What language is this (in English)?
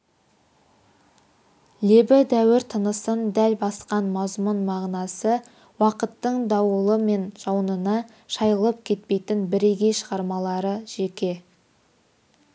Kazakh